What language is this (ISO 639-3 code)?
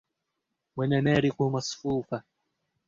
ara